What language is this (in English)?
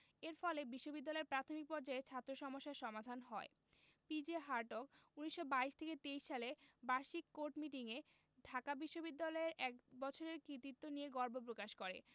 Bangla